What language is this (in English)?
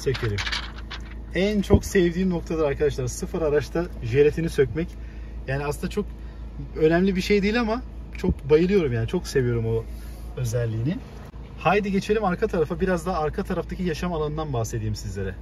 Turkish